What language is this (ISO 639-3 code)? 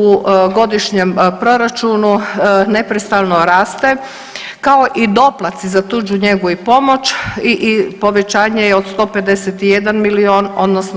hrv